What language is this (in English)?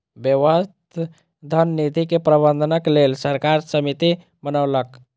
Maithili